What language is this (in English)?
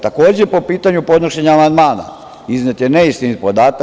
Serbian